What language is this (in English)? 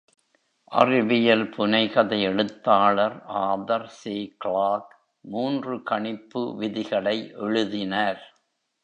Tamil